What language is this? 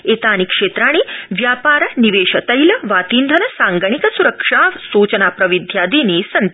Sanskrit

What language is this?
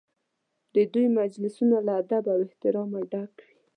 Pashto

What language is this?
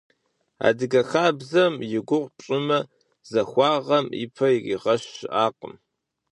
Kabardian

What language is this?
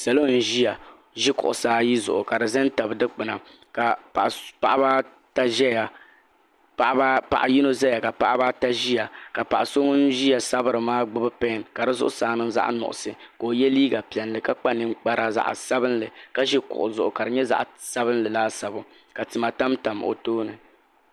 Dagbani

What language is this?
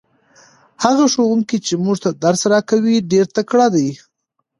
Pashto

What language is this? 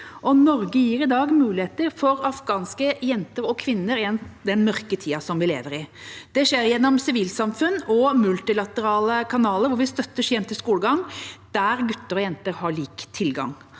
Norwegian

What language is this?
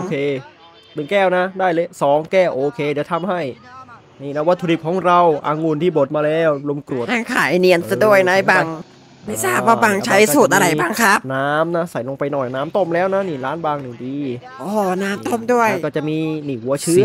Thai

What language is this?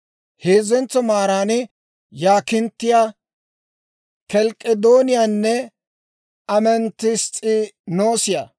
Dawro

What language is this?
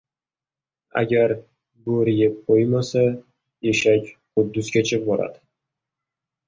Uzbek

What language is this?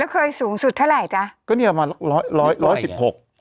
Thai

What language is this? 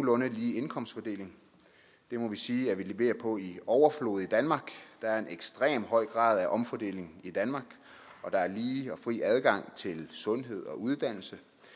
Danish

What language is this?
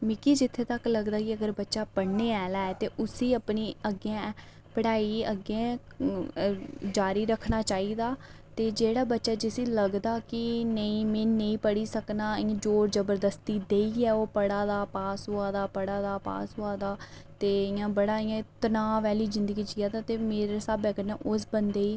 Dogri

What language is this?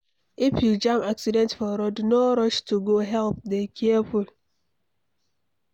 Nigerian Pidgin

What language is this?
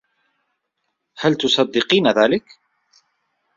Arabic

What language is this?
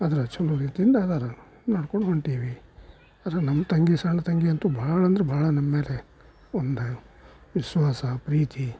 Kannada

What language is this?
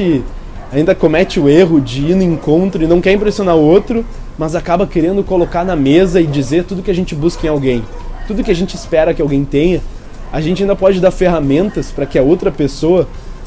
Portuguese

